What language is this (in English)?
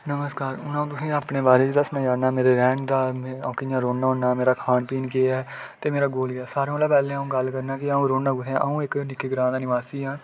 Dogri